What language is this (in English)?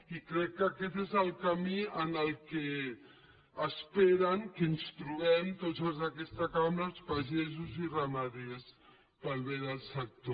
Catalan